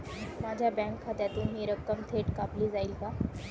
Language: Marathi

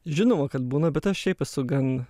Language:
Lithuanian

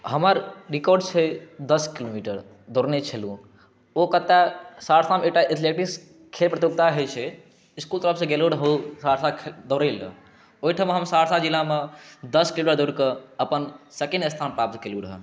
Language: Maithili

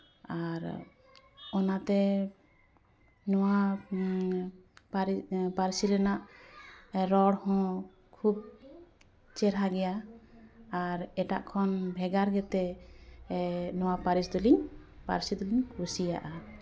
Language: Santali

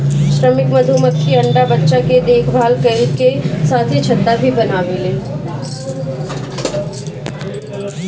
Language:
Bhojpuri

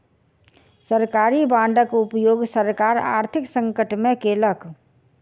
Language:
Maithili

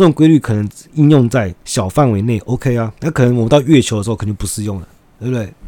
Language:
Chinese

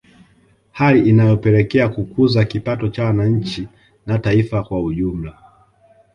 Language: Swahili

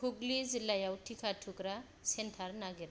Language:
Bodo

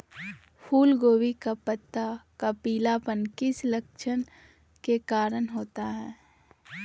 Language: Magahi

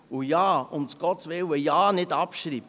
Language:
Swiss German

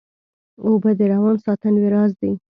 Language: Pashto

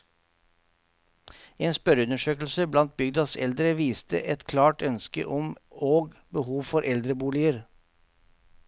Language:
Norwegian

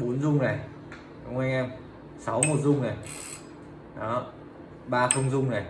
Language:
Vietnamese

